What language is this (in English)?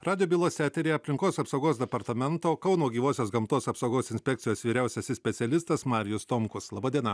Lithuanian